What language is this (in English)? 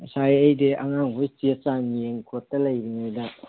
Manipuri